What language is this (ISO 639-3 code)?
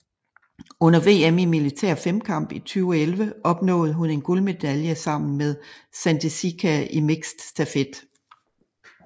dan